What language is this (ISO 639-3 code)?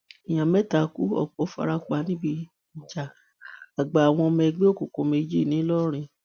yor